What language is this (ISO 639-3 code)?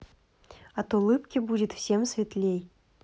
rus